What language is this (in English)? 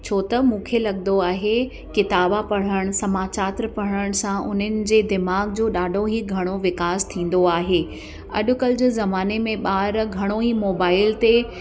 Sindhi